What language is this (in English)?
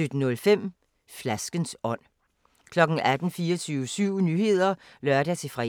Danish